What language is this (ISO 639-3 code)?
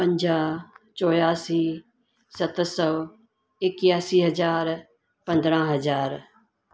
snd